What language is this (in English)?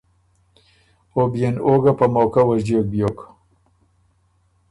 Ormuri